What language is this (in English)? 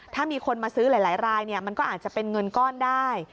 Thai